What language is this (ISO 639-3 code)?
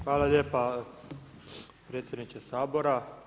hrv